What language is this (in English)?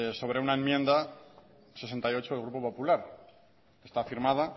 Spanish